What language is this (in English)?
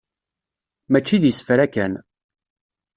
Kabyle